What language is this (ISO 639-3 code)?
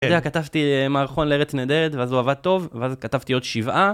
heb